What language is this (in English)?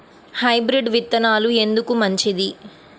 Telugu